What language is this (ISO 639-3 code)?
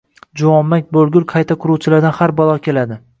uzb